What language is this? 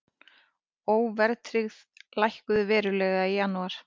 Icelandic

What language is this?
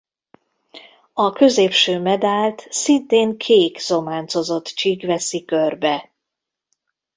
Hungarian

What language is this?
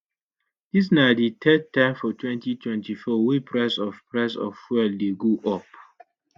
Nigerian Pidgin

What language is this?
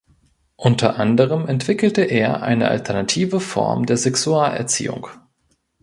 German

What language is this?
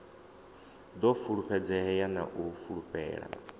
Venda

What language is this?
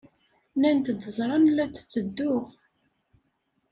Kabyle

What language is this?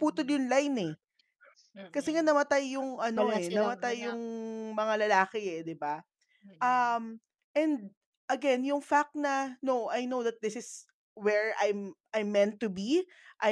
Filipino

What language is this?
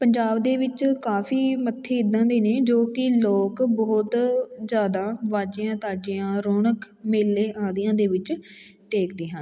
Punjabi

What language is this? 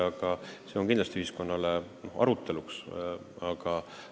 Estonian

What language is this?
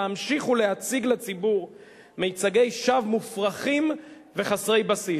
Hebrew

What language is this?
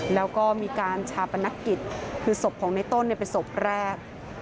Thai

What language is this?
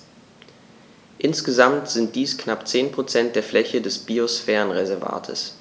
German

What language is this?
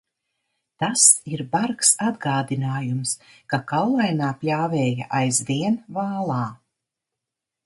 Latvian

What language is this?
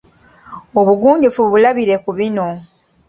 Ganda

